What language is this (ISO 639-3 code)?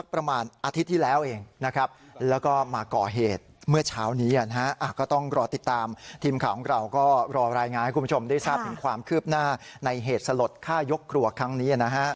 tha